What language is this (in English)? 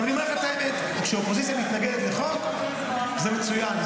Hebrew